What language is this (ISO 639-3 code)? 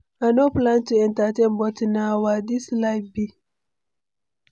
pcm